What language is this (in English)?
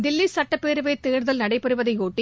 Tamil